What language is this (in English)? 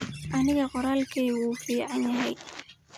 Somali